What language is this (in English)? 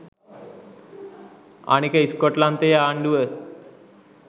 Sinhala